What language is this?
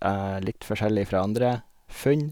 Norwegian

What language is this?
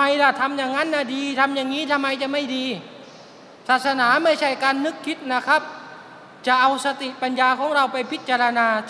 Thai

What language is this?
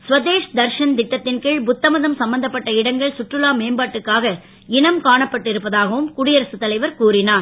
Tamil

